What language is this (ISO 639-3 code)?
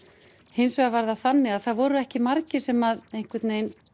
isl